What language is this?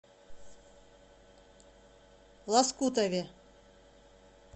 Russian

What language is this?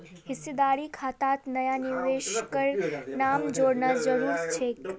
Magahi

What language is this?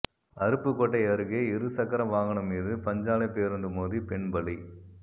Tamil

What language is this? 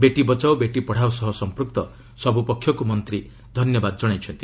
Odia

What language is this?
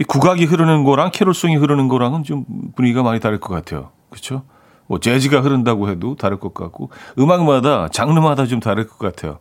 Korean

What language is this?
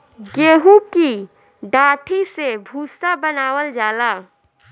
Bhojpuri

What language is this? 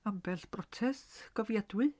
Welsh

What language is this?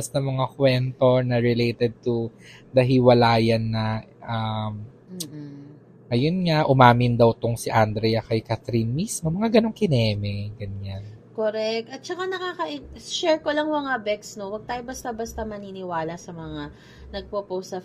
Filipino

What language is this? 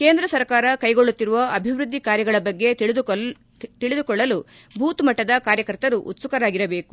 Kannada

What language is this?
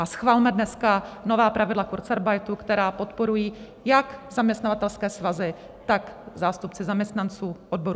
Czech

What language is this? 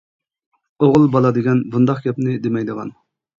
Uyghur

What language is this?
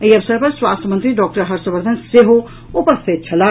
Maithili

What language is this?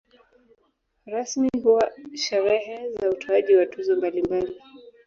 Swahili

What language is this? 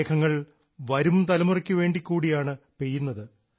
Malayalam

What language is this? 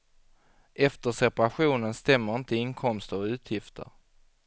Swedish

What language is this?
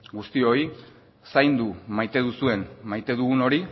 Basque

